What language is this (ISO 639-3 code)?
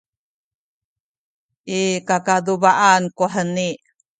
szy